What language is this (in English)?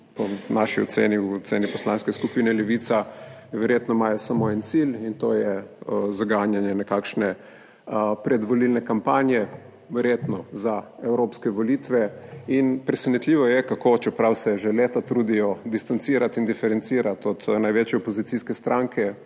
Slovenian